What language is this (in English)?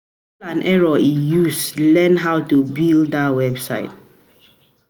Nigerian Pidgin